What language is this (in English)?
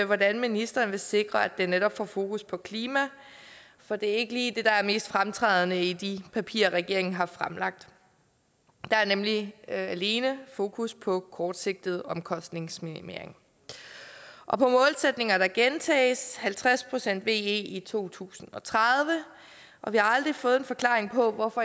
Danish